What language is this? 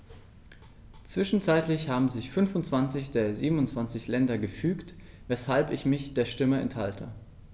German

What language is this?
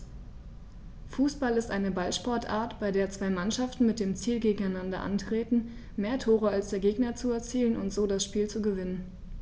German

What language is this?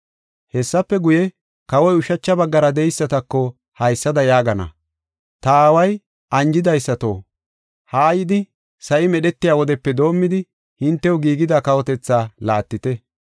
Gofa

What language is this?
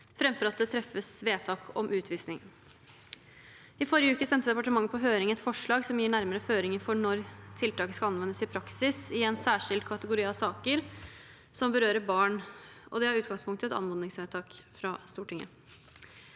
Norwegian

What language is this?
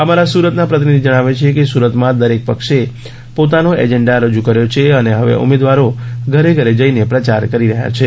Gujarati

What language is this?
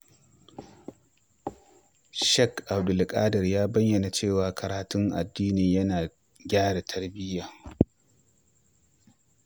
Hausa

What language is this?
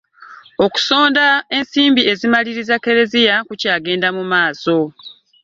Ganda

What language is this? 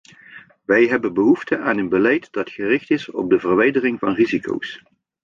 Dutch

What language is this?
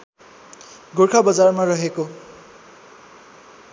Nepali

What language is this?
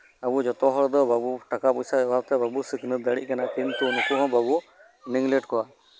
Santali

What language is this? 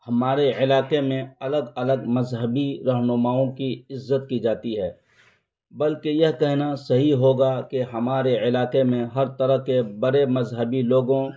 Urdu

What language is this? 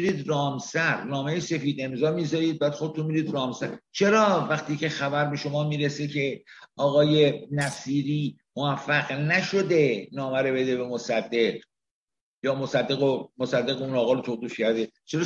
Persian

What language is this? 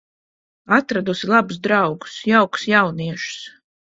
Latvian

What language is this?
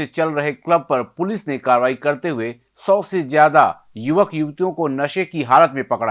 Hindi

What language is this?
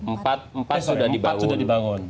Indonesian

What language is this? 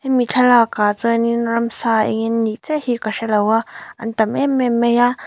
Mizo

